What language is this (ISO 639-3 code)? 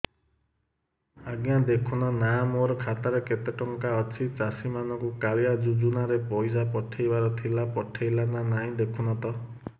ori